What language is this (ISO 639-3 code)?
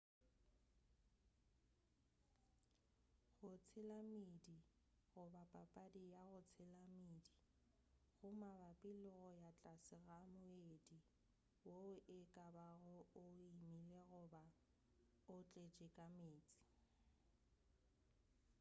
nso